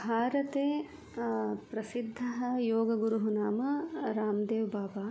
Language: Sanskrit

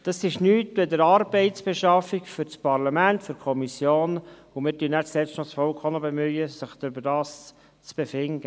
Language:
Swiss German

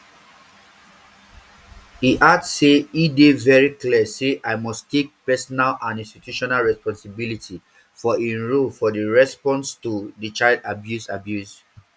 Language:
Nigerian Pidgin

